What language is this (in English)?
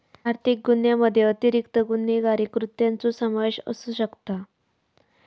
Marathi